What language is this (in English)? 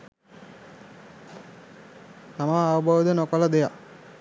Sinhala